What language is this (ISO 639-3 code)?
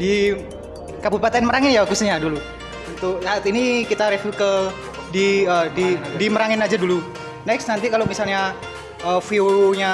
ind